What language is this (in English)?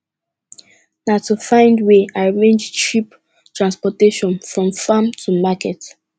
Nigerian Pidgin